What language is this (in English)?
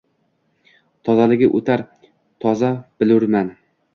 Uzbek